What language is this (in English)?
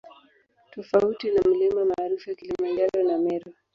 Swahili